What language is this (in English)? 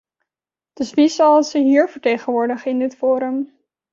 Dutch